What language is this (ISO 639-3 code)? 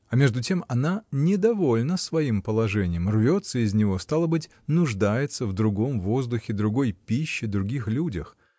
rus